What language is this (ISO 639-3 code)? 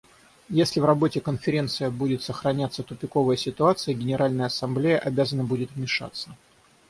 rus